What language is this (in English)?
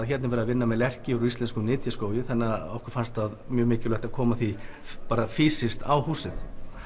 Icelandic